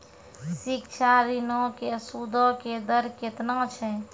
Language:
Maithili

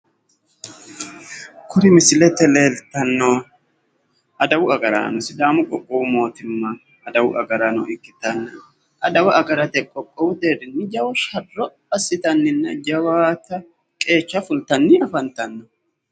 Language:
Sidamo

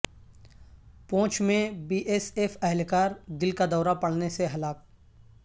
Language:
Urdu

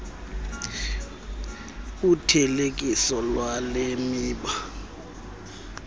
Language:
Xhosa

